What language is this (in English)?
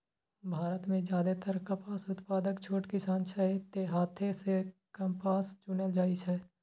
Maithili